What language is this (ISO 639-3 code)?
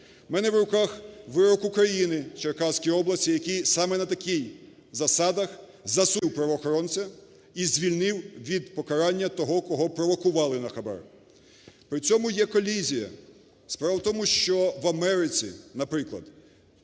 ukr